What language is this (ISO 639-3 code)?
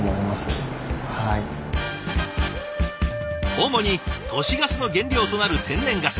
jpn